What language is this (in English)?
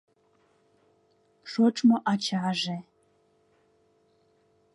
Mari